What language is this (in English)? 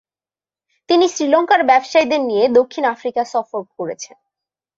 Bangla